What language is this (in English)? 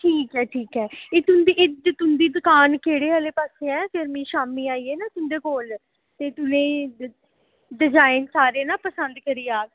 Dogri